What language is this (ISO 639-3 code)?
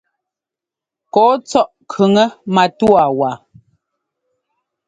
jgo